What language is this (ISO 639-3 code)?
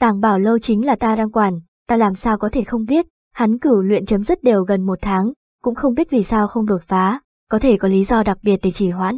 vie